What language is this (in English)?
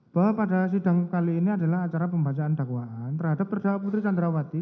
Indonesian